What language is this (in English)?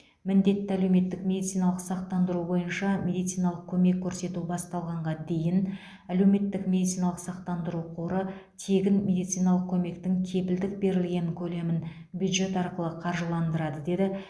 Kazakh